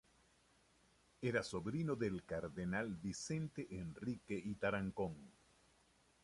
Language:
Spanish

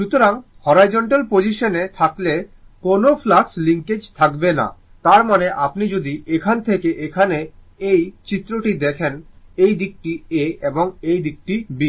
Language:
Bangla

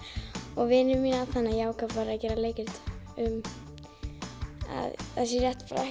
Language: Icelandic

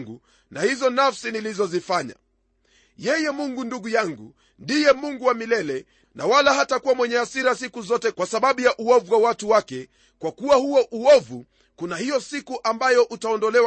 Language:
Swahili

